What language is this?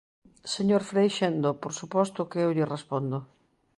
Galician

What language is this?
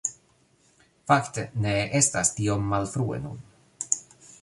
Esperanto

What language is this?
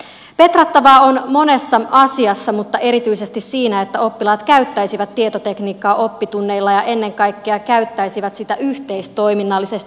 Finnish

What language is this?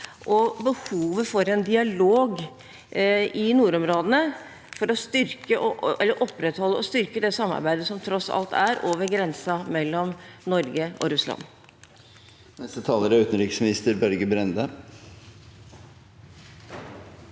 Norwegian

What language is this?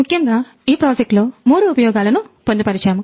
Telugu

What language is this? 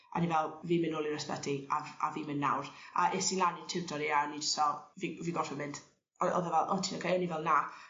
Welsh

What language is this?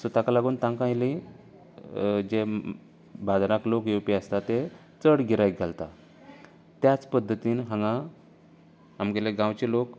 Konkani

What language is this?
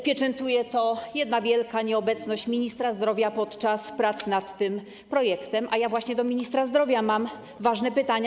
Polish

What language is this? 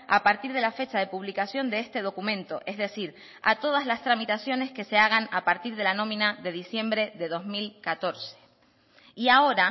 Spanish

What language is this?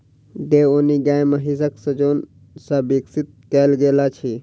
Maithili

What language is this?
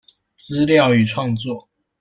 Chinese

